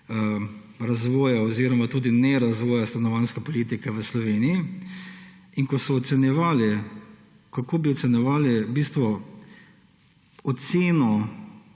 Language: Slovenian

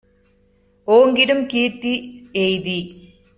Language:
Tamil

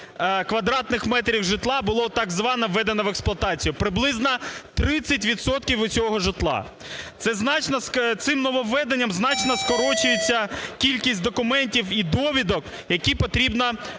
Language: Ukrainian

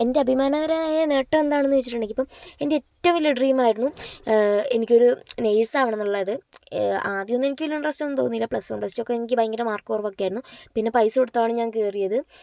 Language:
Malayalam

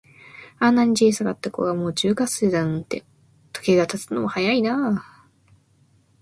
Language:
Japanese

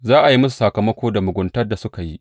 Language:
Hausa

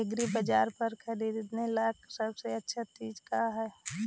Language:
Magahi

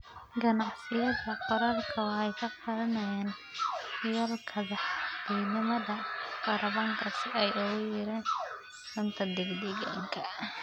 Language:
Somali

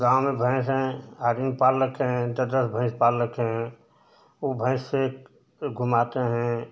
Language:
Hindi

